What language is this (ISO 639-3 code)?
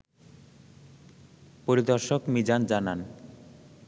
ben